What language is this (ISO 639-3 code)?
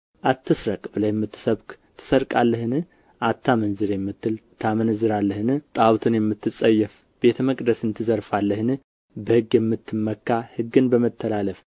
amh